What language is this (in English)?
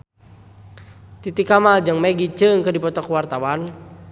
Sundanese